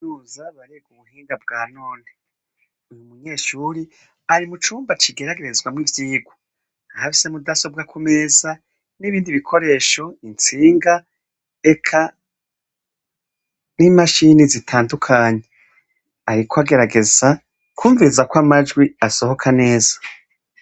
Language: Rundi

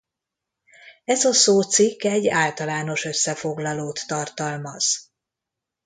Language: Hungarian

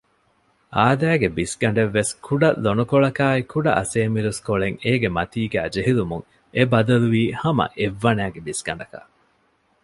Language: Divehi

